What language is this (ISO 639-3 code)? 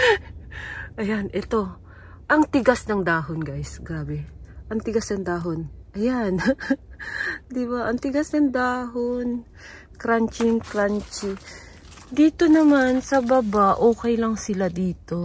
fil